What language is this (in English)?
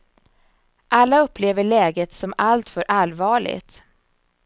Swedish